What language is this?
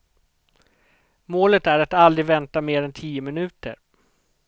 Swedish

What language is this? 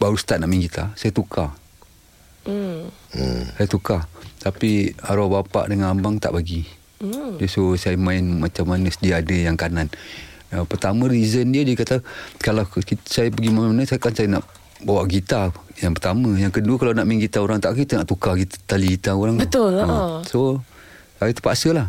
Malay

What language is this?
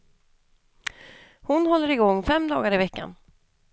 Swedish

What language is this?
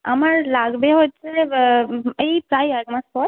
Bangla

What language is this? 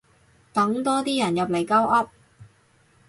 Cantonese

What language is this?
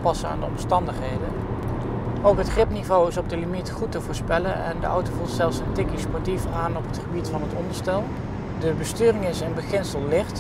Dutch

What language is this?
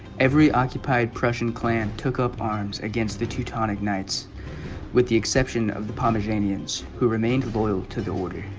English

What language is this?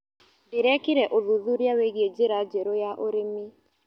Kikuyu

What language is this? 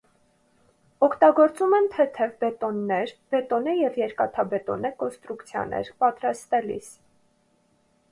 Armenian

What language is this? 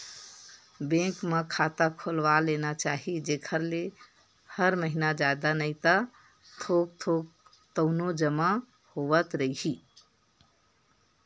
Chhattisgarhi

